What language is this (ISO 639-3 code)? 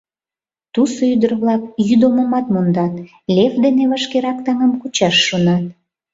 chm